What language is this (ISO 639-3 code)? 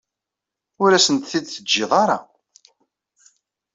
kab